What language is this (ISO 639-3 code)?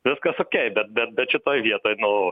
lit